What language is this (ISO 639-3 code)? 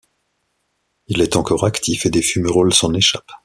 fra